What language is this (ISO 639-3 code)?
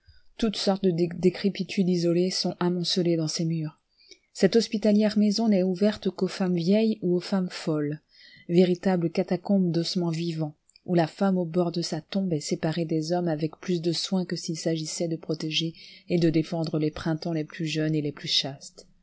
fra